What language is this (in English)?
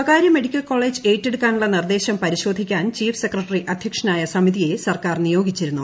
Malayalam